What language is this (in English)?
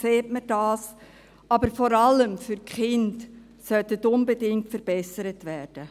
Swiss German